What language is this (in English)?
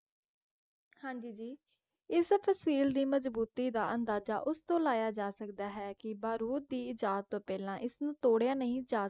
Punjabi